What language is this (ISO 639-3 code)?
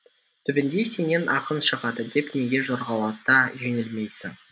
kaz